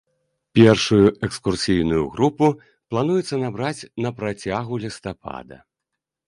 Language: Belarusian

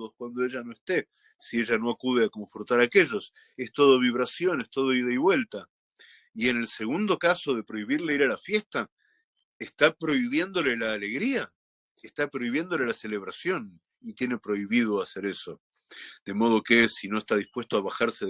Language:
Spanish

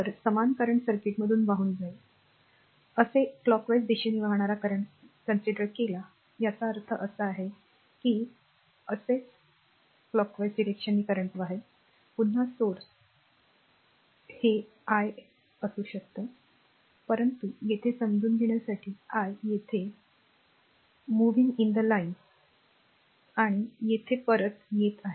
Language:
Marathi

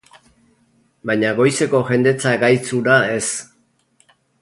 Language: Basque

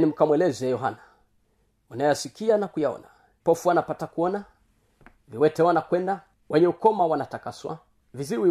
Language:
Swahili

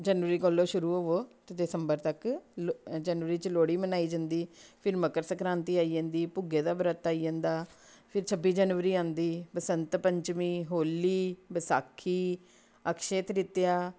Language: Dogri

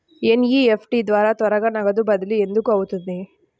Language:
Telugu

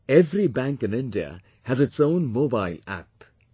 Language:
English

